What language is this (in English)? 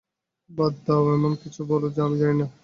Bangla